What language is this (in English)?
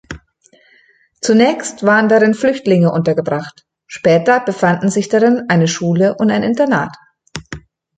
German